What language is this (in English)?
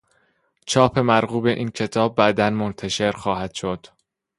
Persian